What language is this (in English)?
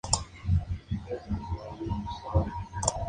Spanish